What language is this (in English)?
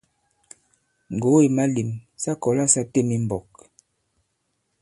Bankon